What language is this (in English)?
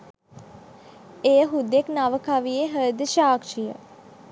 Sinhala